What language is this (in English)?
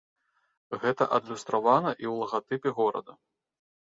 Belarusian